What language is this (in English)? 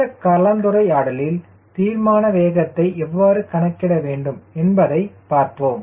Tamil